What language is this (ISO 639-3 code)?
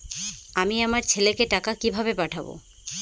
ben